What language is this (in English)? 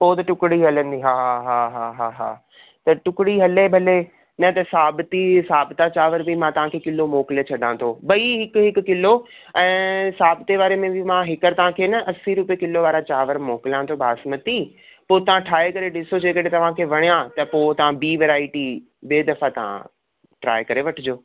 Sindhi